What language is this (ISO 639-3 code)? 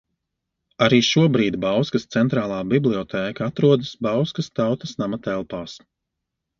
lav